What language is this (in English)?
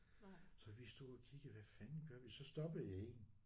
Danish